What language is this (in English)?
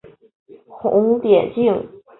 Chinese